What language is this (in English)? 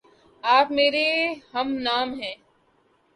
Urdu